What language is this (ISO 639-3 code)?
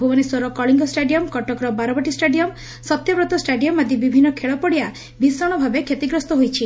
ori